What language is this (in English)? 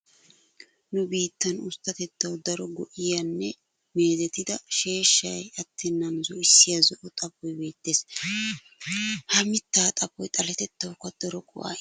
Wolaytta